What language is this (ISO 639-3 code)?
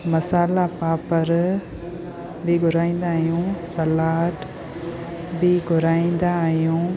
snd